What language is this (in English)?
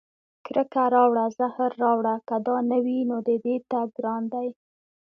Pashto